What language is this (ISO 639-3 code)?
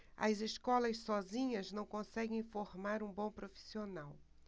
por